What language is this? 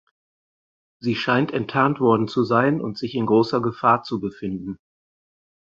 German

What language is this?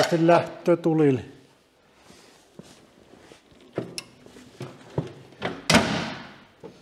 Finnish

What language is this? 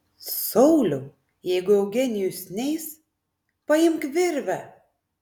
Lithuanian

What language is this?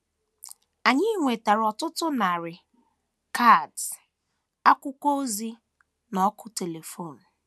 Igbo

